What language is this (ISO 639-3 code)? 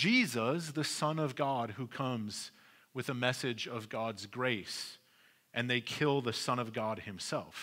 eng